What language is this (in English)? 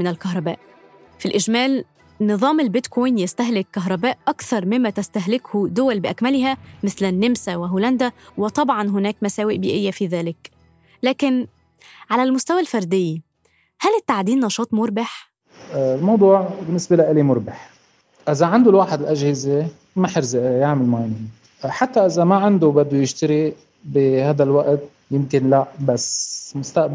Arabic